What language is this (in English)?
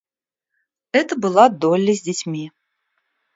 Russian